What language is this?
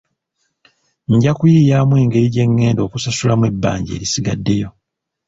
Ganda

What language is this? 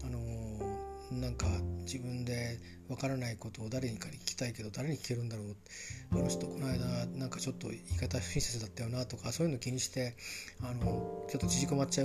Japanese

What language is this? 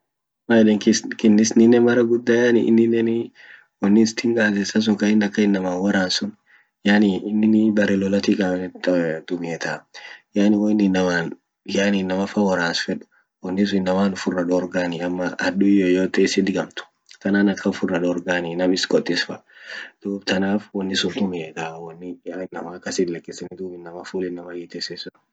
Orma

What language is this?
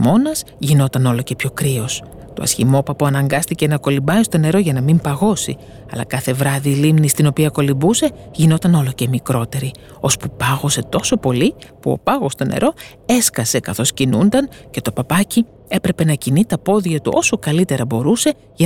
Greek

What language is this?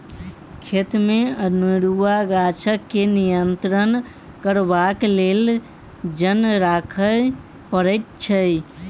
Maithili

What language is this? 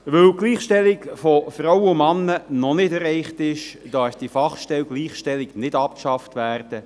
Swiss German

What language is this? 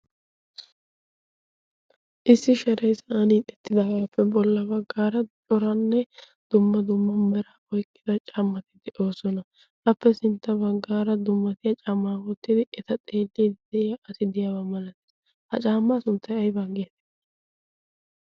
Wolaytta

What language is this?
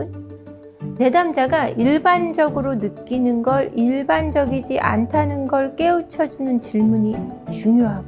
Korean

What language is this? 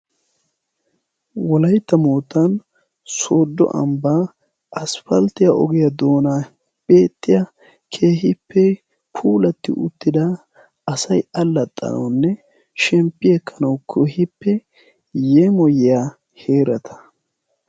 Wolaytta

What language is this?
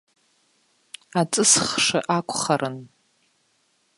Abkhazian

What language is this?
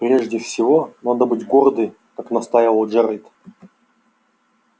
Russian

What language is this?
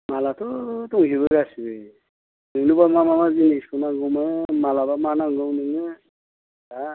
Bodo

